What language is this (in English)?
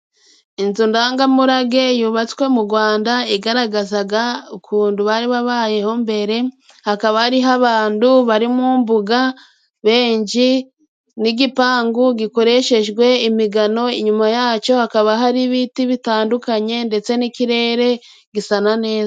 Kinyarwanda